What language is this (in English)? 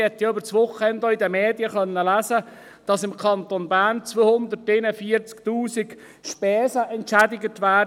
Swiss German